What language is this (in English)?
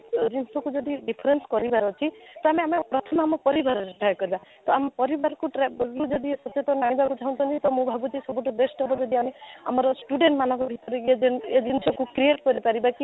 Odia